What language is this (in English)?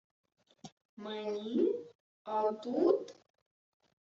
Ukrainian